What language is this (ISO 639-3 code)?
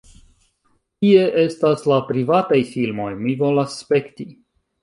epo